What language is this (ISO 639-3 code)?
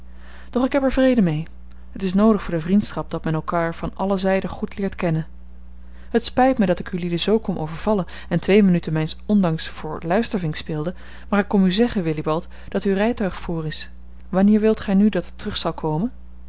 nld